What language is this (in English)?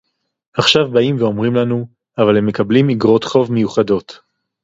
Hebrew